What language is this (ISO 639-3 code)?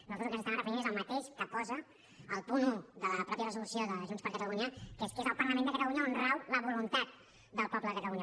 cat